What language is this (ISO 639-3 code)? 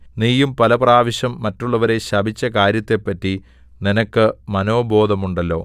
mal